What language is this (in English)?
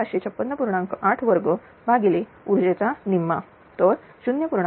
Marathi